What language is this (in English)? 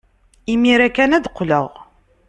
Kabyle